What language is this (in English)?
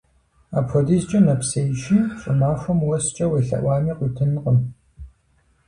Kabardian